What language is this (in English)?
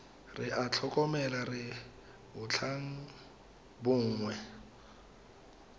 Tswana